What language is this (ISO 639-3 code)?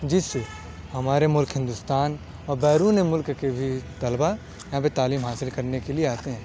urd